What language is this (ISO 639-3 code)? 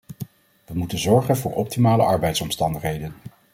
nld